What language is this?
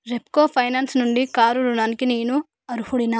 Telugu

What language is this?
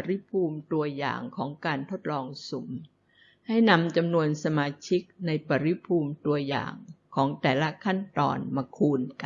Thai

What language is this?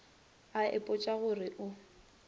Northern Sotho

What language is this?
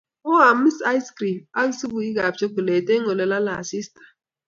Kalenjin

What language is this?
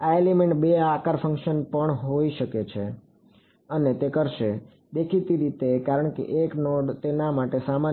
Gujarati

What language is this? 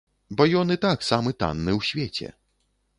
Belarusian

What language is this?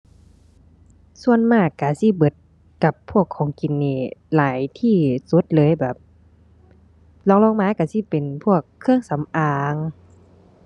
Thai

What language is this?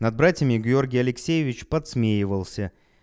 Russian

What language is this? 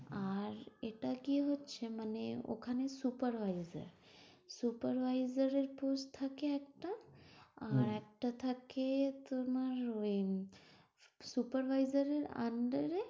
Bangla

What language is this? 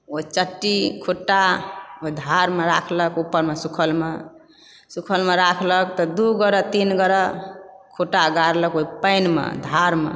Maithili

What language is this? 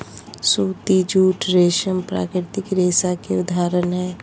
Magahi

